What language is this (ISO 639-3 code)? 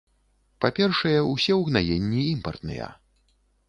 bel